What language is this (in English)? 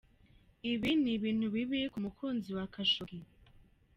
Kinyarwanda